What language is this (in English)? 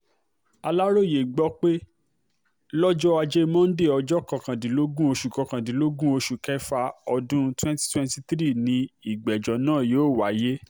Yoruba